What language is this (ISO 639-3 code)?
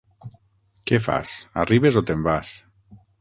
cat